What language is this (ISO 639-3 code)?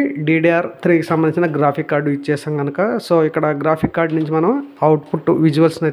tel